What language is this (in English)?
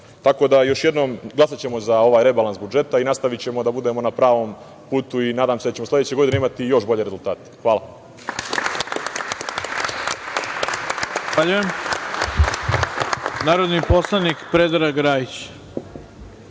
Serbian